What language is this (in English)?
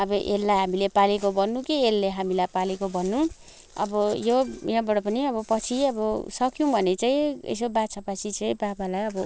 Nepali